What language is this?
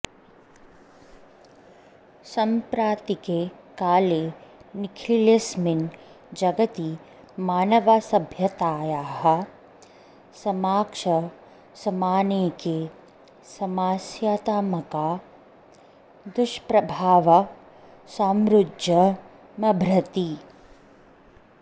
Sanskrit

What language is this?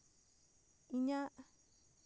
Santali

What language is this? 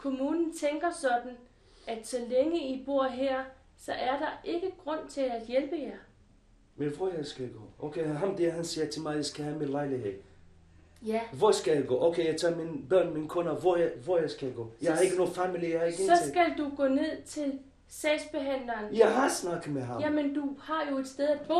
Danish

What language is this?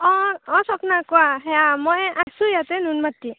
Assamese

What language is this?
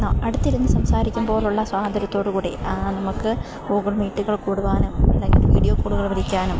Malayalam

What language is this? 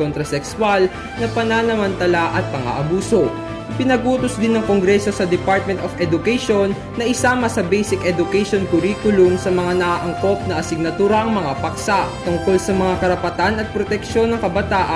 Filipino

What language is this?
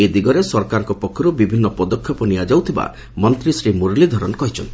Odia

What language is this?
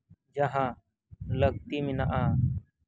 Santali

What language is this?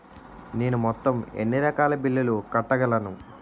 Telugu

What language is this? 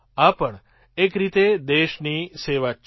Gujarati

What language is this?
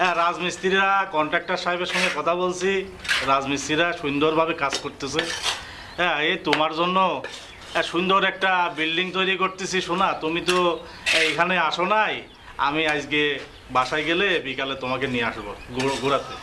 Bangla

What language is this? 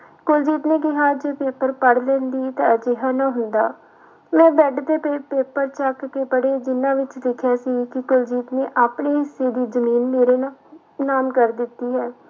Punjabi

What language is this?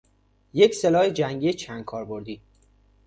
Persian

